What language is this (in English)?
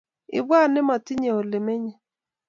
Kalenjin